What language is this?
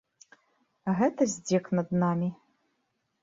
Belarusian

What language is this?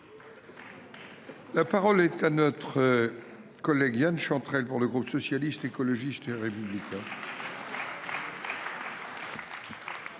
French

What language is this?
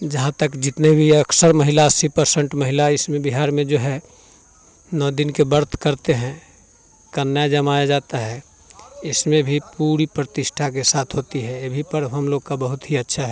Hindi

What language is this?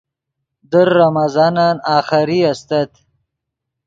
Yidgha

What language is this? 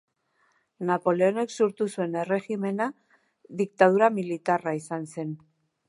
Basque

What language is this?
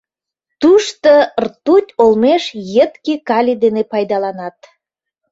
Mari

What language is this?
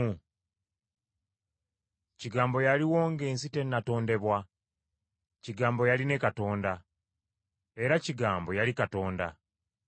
Ganda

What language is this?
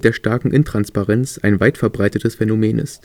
German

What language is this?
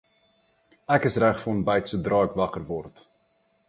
Afrikaans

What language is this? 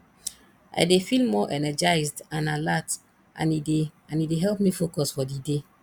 Nigerian Pidgin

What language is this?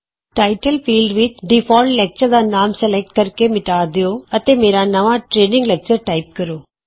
Punjabi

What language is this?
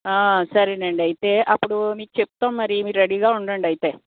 Telugu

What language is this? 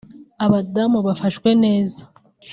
Kinyarwanda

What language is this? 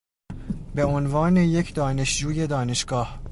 Persian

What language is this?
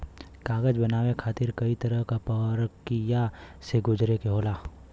Bhojpuri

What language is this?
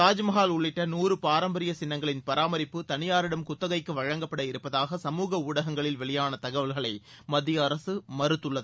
Tamil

